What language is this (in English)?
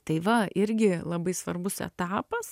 Lithuanian